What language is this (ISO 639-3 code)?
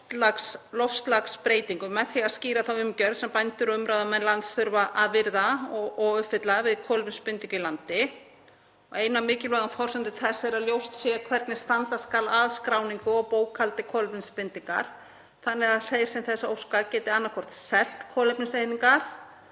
isl